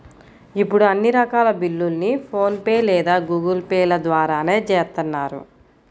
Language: Telugu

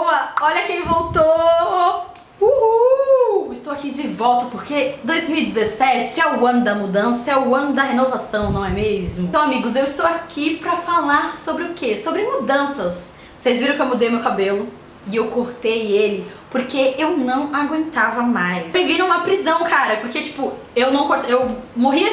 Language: Portuguese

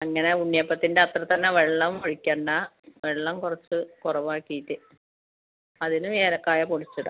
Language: Malayalam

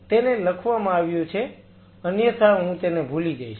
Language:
Gujarati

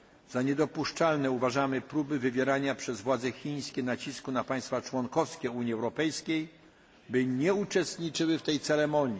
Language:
Polish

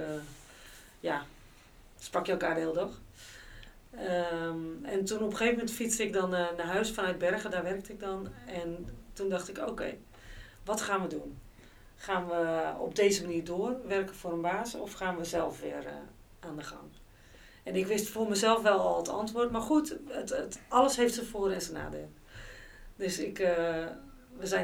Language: Dutch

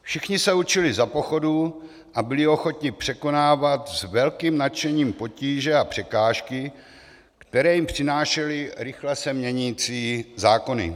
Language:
Czech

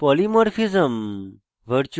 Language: Bangla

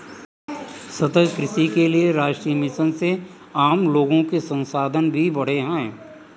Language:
Hindi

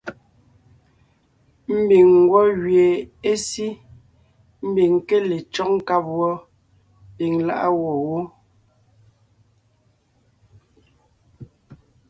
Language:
Ngiemboon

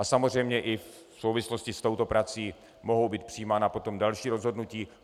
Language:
Czech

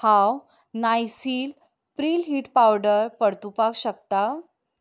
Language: Konkani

